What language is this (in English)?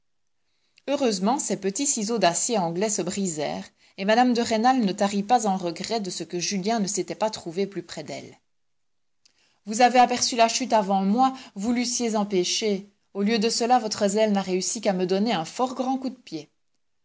French